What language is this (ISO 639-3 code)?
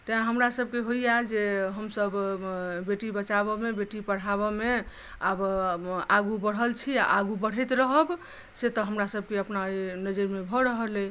mai